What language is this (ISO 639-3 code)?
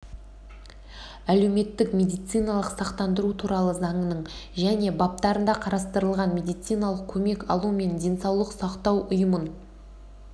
kaz